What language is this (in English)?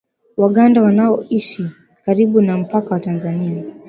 Swahili